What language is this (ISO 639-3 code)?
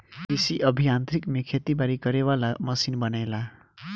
bho